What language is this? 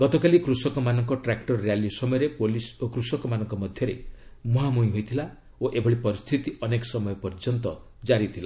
Odia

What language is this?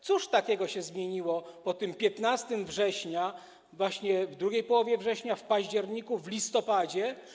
Polish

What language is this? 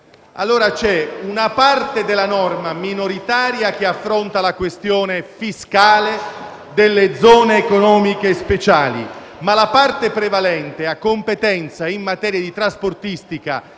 Italian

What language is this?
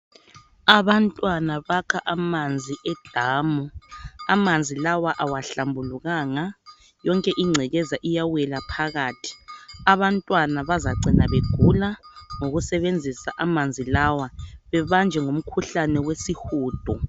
North Ndebele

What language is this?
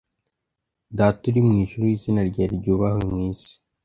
Kinyarwanda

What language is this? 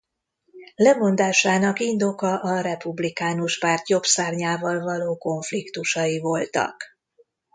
Hungarian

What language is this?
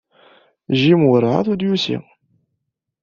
Kabyle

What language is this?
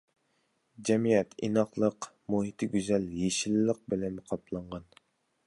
Uyghur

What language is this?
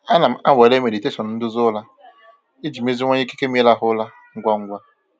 Igbo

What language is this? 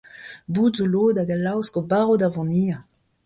Breton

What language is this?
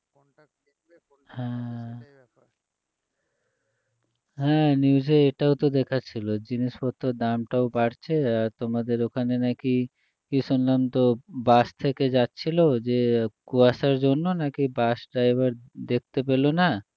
Bangla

